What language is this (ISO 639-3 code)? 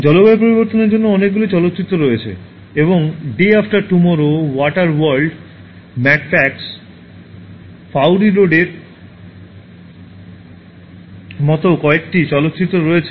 ben